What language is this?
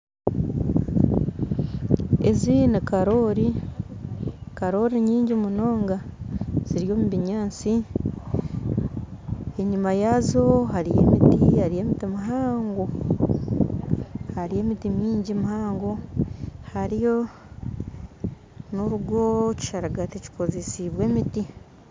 Nyankole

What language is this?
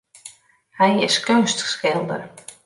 Western Frisian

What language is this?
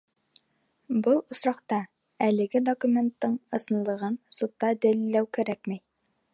Bashkir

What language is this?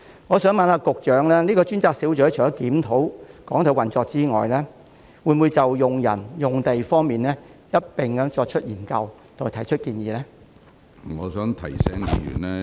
Cantonese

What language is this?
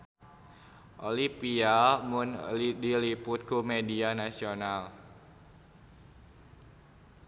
Sundanese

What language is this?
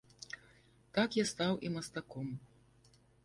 Belarusian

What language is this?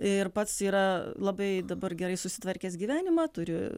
Lithuanian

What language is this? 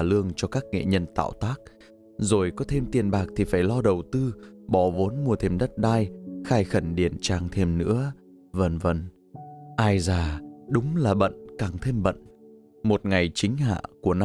Vietnamese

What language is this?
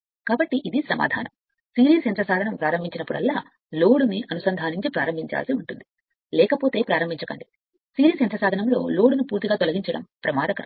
Telugu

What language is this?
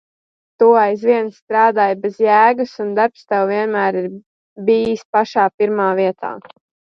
Latvian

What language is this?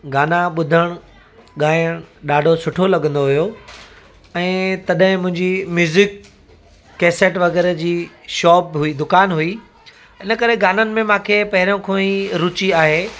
Sindhi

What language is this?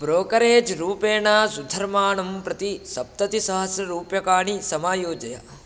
Sanskrit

